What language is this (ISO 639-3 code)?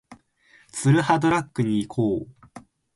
jpn